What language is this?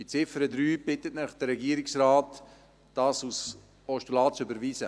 Swiss German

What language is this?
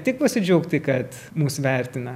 Lithuanian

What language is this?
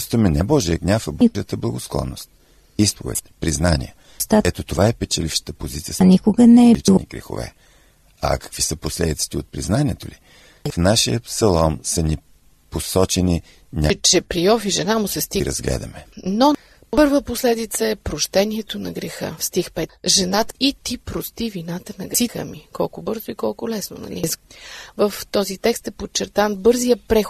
Bulgarian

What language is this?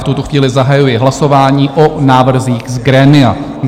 Czech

